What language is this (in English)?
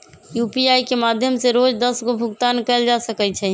Magahi